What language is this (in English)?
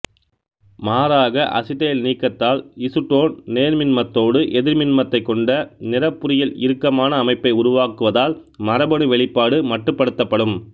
Tamil